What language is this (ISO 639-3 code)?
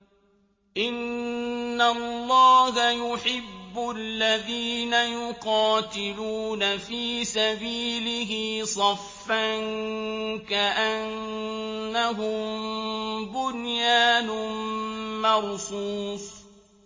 ara